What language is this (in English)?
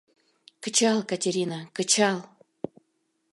Mari